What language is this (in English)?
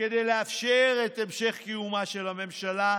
Hebrew